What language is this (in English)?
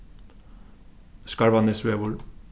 Faroese